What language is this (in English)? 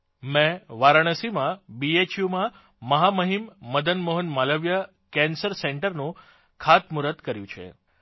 Gujarati